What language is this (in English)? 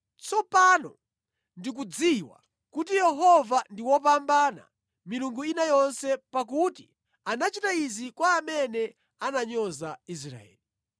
Nyanja